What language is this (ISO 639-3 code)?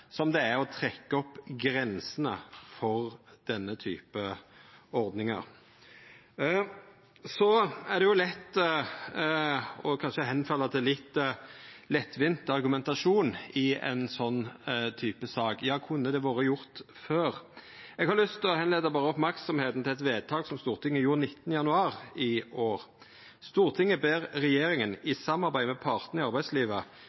nno